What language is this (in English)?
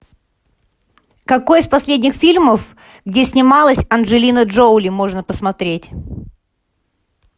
Russian